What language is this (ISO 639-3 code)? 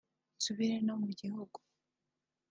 kin